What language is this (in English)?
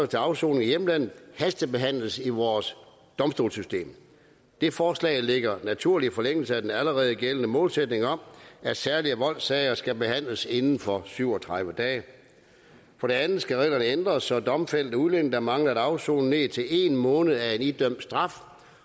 Danish